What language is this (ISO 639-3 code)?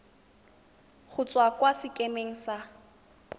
tsn